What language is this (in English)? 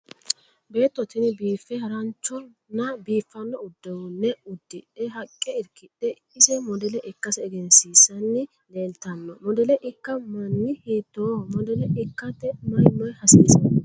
Sidamo